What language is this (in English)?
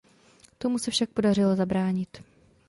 Czech